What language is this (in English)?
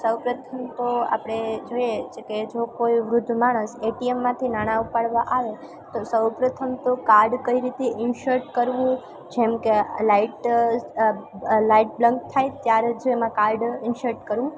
Gujarati